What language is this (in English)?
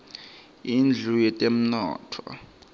Swati